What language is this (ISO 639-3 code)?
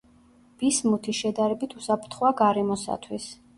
kat